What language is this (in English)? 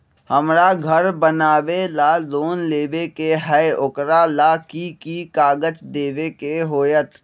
Magahi